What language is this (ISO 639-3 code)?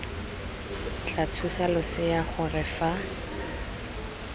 tsn